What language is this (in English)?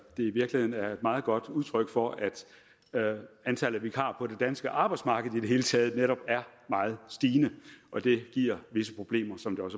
Danish